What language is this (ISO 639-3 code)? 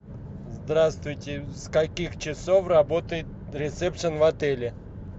rus